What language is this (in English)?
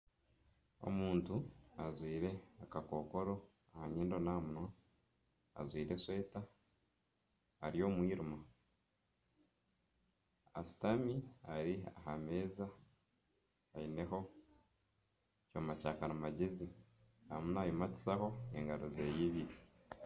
Nyankole